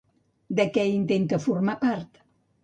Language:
Catalan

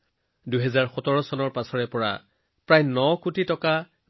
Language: Assamese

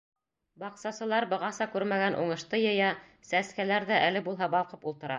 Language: Bashkir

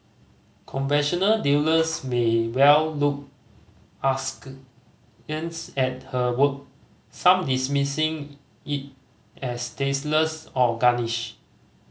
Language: English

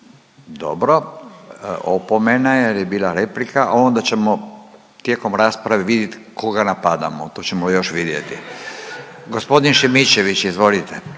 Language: Croatian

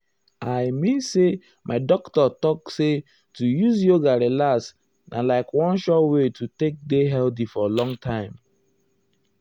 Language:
Nigerian Pidgin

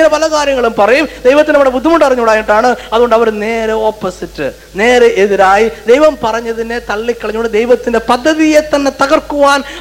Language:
Malayalam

